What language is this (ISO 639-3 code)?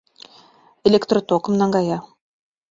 chm